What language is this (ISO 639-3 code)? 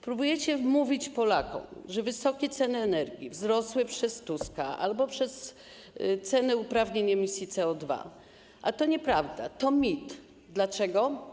pol